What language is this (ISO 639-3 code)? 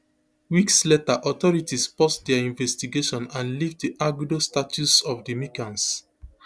pcm